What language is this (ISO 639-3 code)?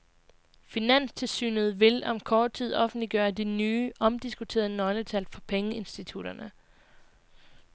dan